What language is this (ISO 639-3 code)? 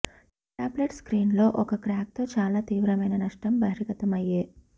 tel